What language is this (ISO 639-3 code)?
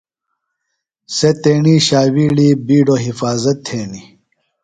phl